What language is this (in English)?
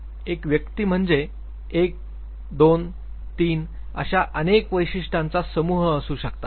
Marathi